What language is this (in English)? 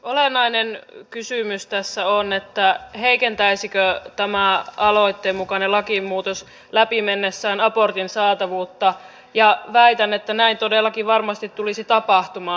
Finnish